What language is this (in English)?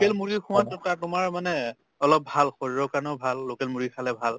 Assamese